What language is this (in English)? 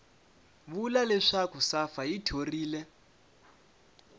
Tsonga